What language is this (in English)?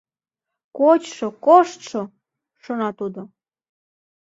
Mari